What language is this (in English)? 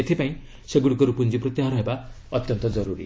Odia